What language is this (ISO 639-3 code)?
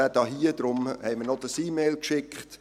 gsw